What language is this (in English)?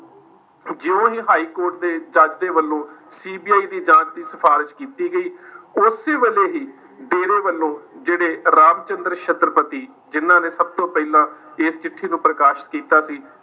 Punjabi